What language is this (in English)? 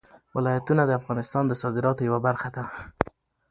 Pashto